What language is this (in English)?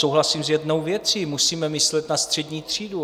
Czech